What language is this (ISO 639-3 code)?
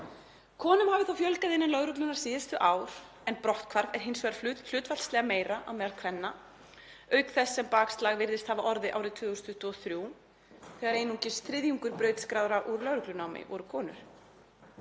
isl